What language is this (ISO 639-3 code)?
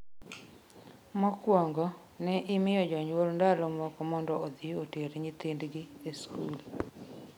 luo